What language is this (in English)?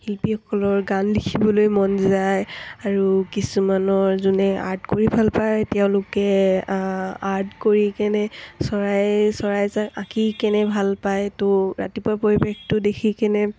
Assamese